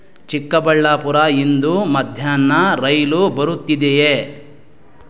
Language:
Kannada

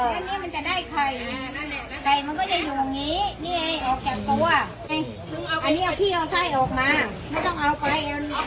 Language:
Thai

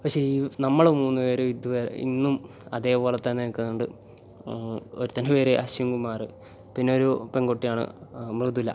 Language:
Malayalam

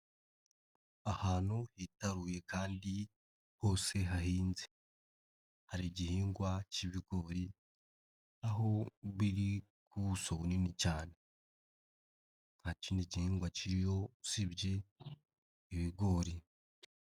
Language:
Kinyarwanda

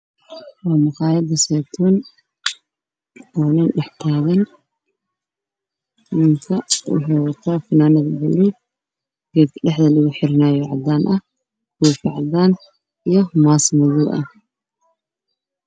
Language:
Somali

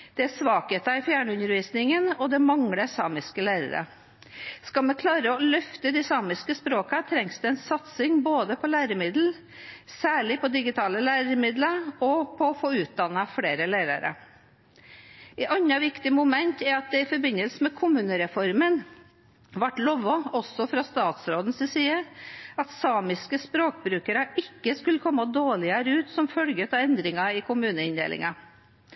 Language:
Norwegian Bokmål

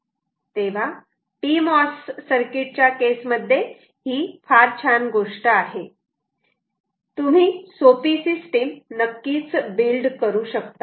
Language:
Marathi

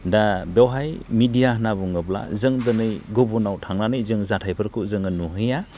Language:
Bodo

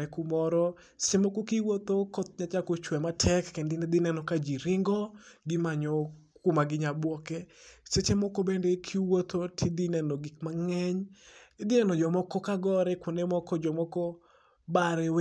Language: Luo (Kenya and Tanzania)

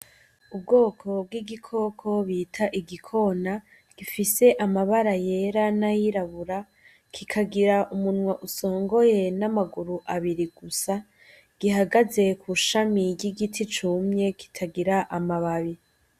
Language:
Rundi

